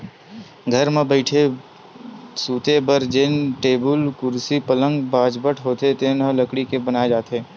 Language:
Chhattisgarhi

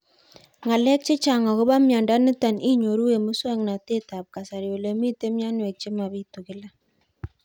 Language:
Kalenjin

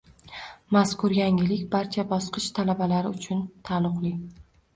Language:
Uzbek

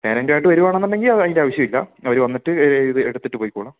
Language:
Malayalam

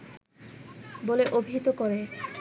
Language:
Bangla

